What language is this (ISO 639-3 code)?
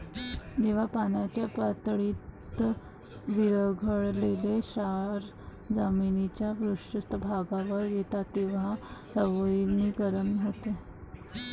mar